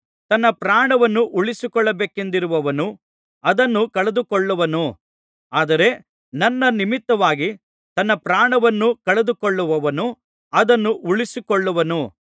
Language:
Kannada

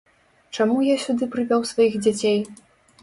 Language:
Belarusian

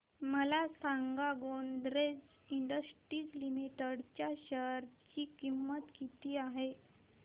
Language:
Marathi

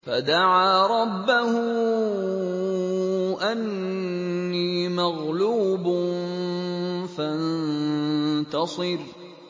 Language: Arabic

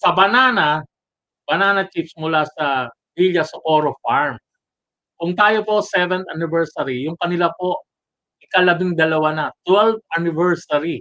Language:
Filipino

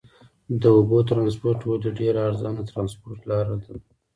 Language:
Pashto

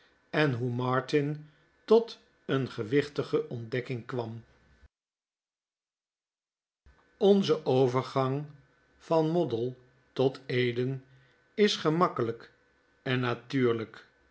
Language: Dutch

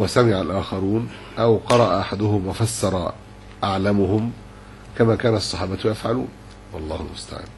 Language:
Arabic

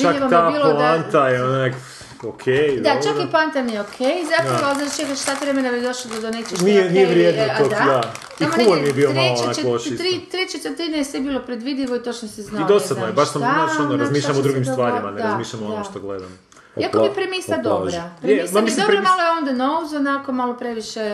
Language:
Croatian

